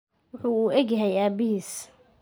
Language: Somali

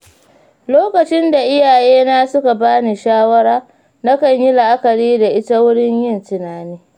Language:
Hausa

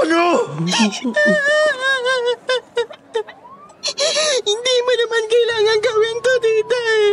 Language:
Filipino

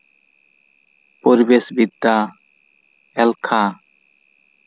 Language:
Santali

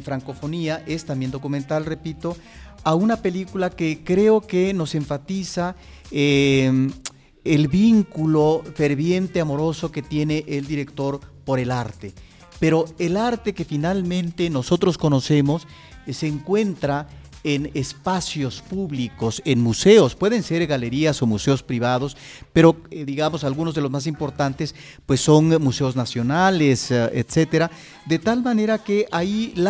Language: Spanish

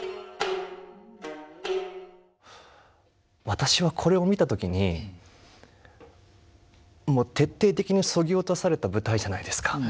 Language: Japanese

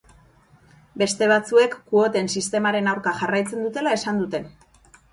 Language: Basque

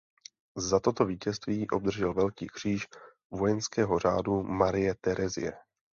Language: Czech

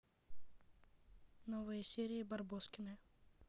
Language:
Russian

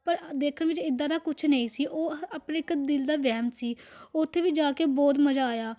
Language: Punjabi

